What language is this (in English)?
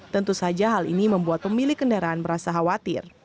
Indonesian